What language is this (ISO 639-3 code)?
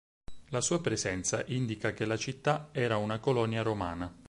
ita